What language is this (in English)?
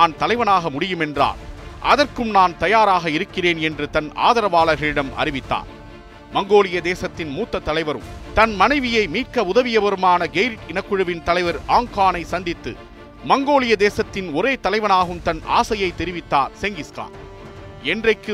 Tamil